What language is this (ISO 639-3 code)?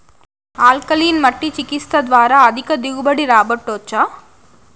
tel